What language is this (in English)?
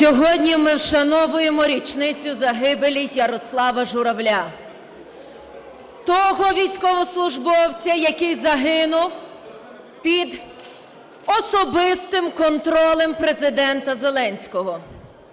Ukrainian